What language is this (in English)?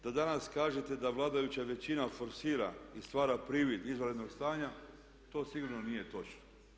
Croatian